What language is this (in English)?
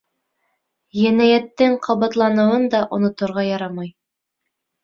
Bashkir